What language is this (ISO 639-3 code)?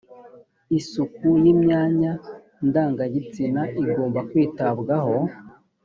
kin